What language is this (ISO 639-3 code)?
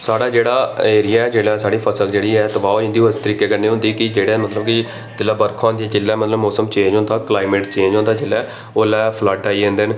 doi